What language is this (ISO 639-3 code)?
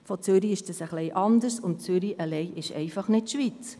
gsw